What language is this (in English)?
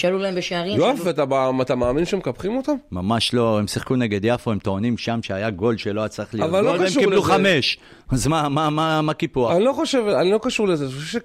Hebrew